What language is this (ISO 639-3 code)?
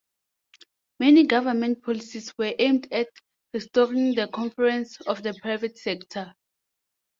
eng